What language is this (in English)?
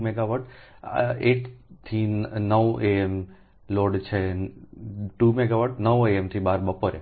Gujarati